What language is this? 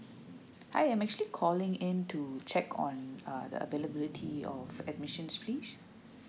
English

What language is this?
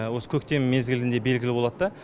Kazakh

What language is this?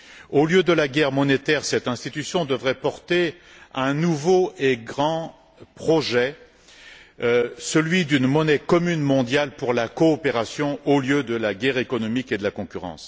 French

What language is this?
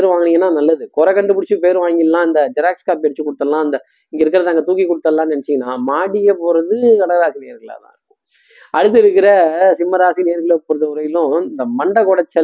Tamil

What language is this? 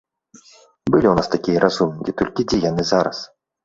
Belarusian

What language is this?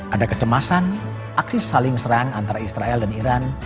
Indonesian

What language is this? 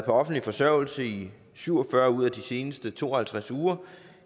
Danish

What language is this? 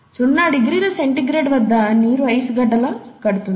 Telugu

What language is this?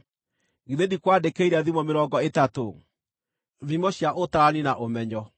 Kikuyu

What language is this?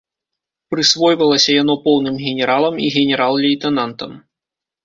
Belarusian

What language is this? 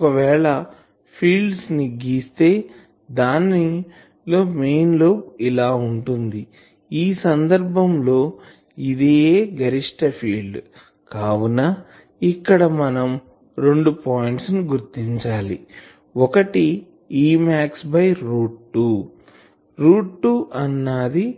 Telugu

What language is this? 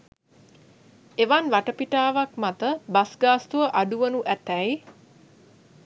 Sinhala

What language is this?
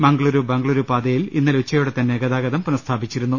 Malayalam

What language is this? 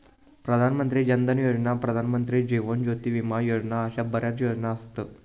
Marathi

